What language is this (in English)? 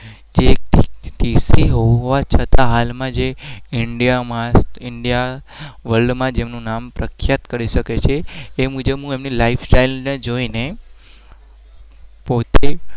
Gujarati